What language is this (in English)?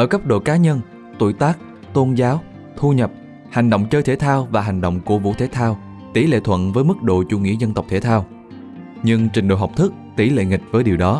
Vietnamese